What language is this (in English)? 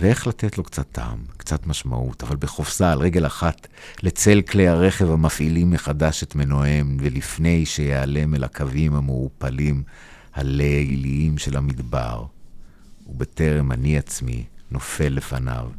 Hebrew